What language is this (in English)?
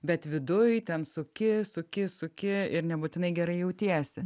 Lithuanian